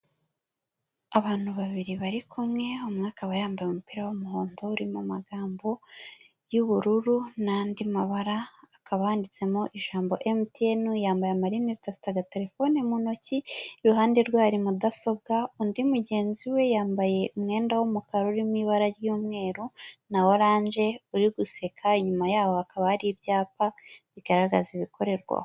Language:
Kinyarwanda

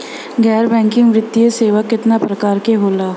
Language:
Bhojpuri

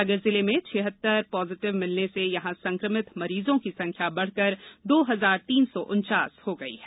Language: Hindi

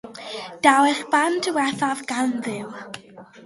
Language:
Welsh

